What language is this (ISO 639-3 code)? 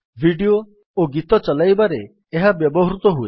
ori